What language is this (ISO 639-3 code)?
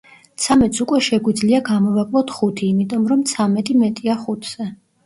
kat